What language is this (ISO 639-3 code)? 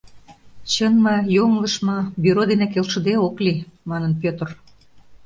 chm